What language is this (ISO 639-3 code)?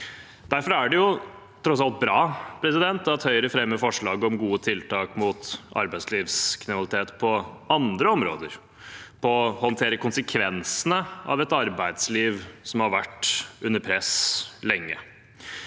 nor